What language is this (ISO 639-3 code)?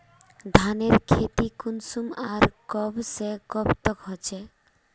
mag